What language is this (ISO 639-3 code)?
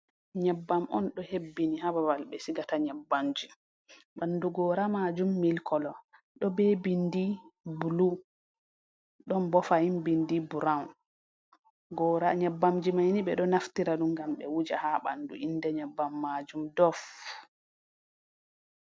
ful